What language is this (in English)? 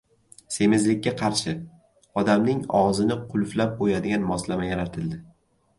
Uzbek